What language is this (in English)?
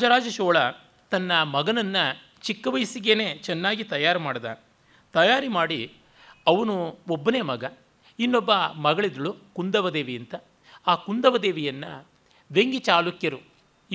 Kannada